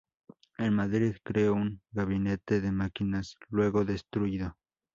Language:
Spanish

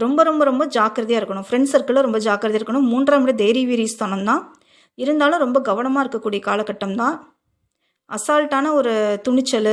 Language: Tamil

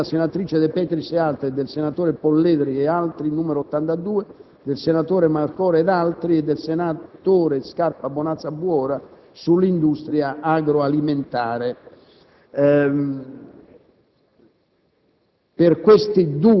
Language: Italian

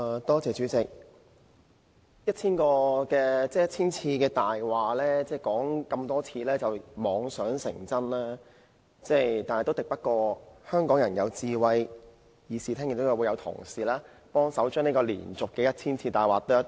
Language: Cantonese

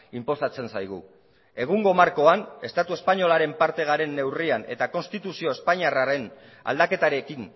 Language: Basque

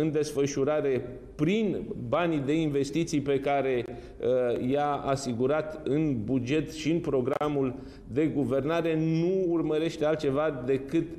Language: Romanian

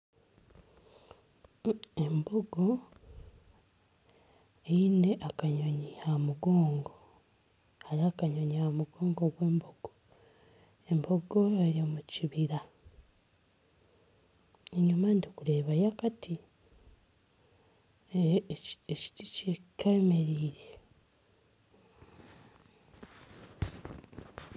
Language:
Nyankole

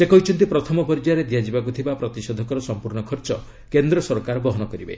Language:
Odia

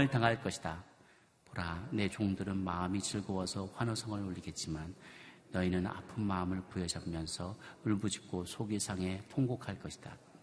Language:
Korean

